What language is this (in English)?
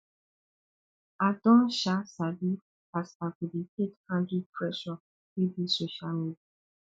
Nigerian Pidgin